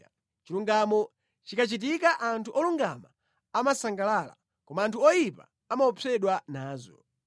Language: Nyanja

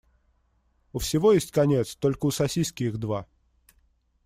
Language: Russian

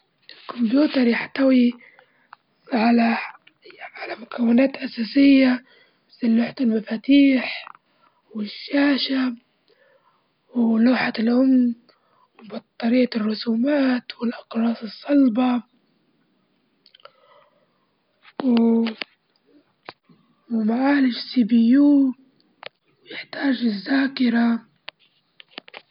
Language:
Libyan Arabic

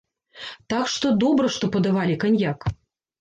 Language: Belarusian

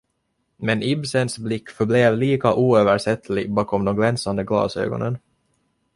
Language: Swedish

